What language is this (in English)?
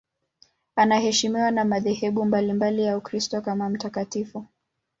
Swahili